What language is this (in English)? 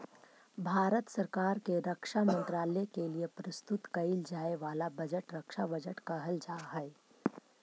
Magahi